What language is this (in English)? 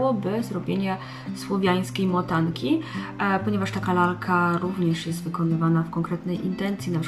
Polish